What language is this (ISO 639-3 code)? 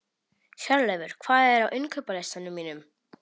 isl